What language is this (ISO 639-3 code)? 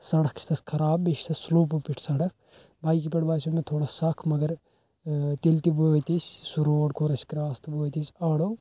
kas